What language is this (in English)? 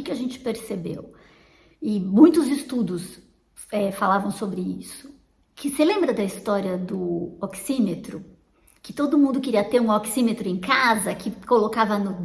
Portuguese